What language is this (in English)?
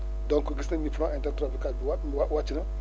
Wolof